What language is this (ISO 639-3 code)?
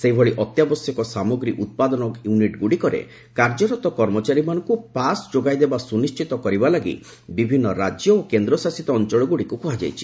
ori